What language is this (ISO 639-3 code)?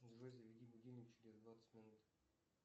rus